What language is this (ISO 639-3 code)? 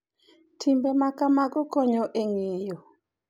luo